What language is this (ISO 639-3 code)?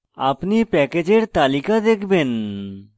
ben